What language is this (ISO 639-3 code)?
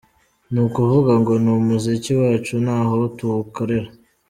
kin